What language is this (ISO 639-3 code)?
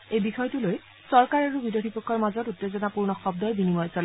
asm